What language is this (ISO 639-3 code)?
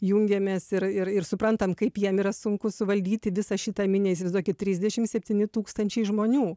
lit